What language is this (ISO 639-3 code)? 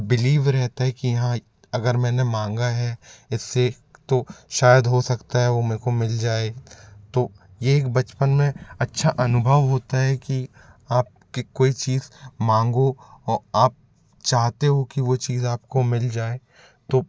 hin